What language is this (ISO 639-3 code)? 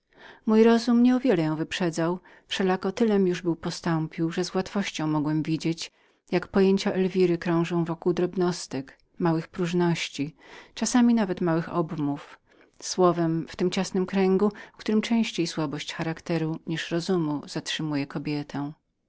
pol